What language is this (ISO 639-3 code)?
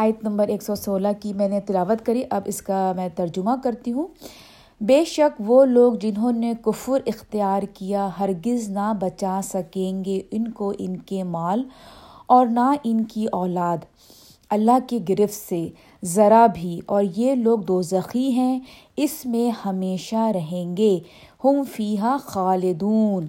urd